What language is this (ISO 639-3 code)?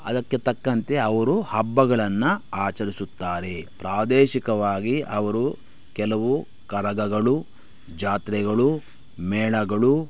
kan